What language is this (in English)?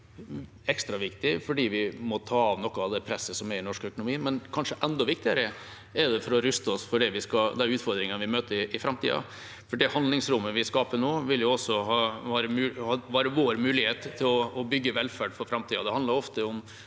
Norwegian